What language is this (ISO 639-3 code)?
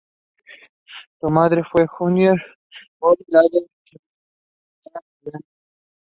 spa